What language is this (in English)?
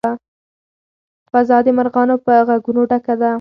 Pashto